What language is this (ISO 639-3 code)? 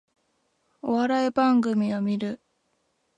jpn